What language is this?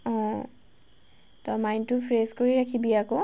Assamese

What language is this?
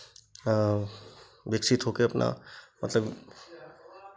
Hindi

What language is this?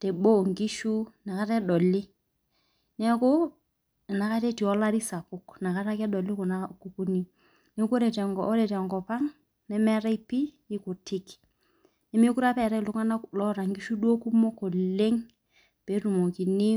Masai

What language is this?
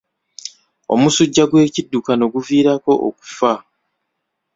Ganda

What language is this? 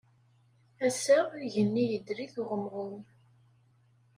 Kabyle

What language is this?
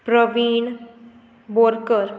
Konkani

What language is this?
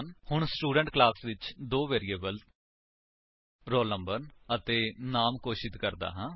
Punjabi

